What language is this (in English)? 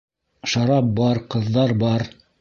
Bashkir